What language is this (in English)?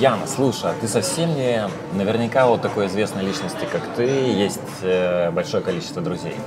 Russian